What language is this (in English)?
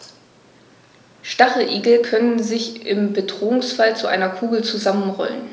German